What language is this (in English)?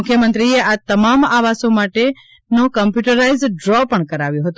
Gujarati